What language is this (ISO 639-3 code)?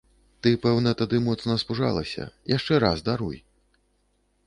bel